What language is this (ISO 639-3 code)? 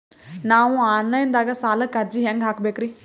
kan